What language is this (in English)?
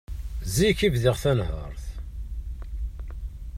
Kabyle